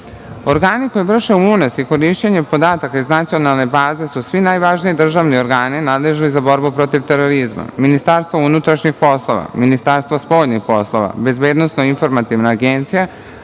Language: Serbian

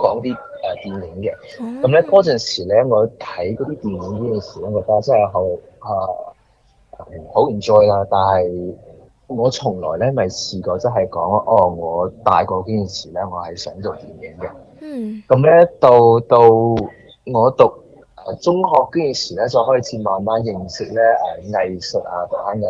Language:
Chinese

